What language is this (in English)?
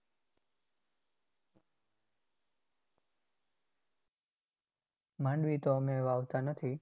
Gujarati